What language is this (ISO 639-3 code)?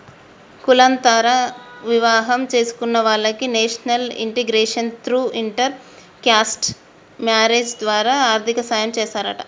tel